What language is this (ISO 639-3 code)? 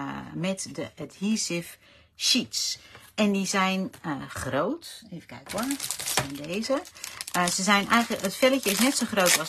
nld